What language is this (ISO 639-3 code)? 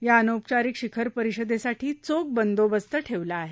mar